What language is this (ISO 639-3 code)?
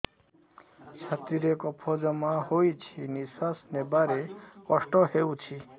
ori